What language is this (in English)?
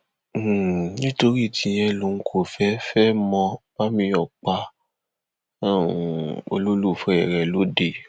Yoruba